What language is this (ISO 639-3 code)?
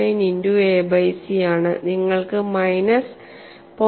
mal